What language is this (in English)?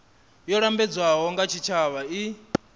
Venda